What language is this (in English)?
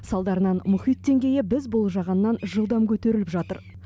Kazakh